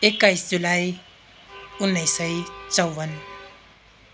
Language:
Nepali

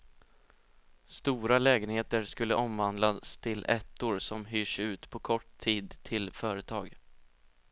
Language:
Swedish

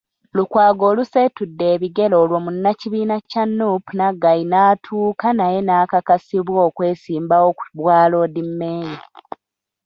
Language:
Ganda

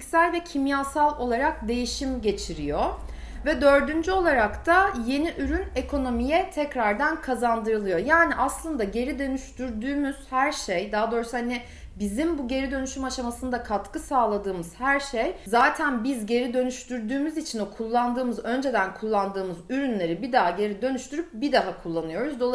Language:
Turkish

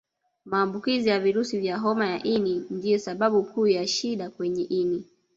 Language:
Swahili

